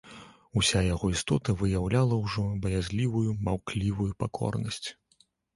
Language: Belarusian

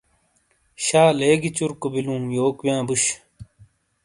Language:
Shina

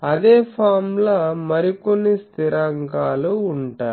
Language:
Telugu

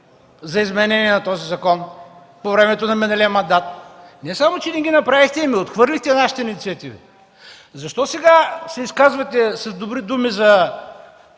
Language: Bulgarian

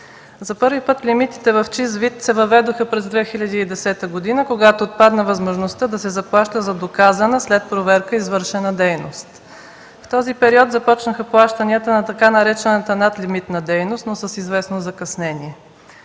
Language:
Bulgarian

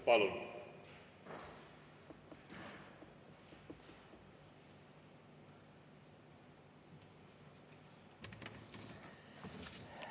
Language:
Estonian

